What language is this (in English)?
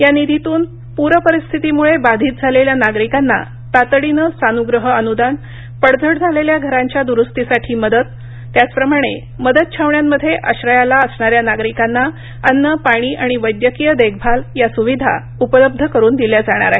Marathi